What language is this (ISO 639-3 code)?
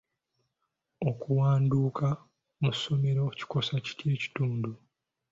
lug